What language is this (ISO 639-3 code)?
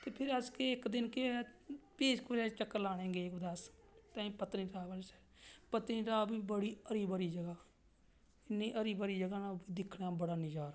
doi